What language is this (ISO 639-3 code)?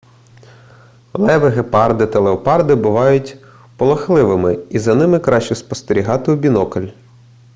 ukr